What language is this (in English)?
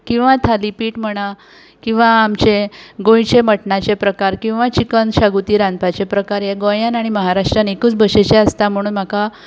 Konkani